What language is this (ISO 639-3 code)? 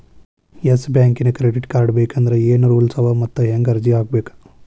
kan